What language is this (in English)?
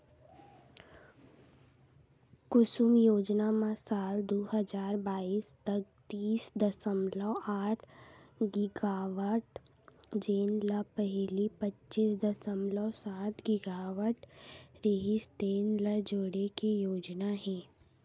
Chhattisgarhi